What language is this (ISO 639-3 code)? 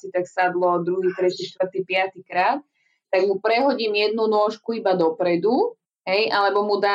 slk